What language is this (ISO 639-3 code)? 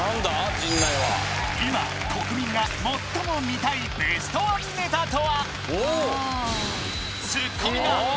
jpn